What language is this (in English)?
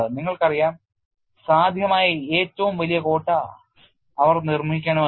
Malayalam